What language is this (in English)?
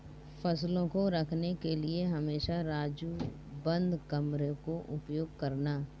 Hindi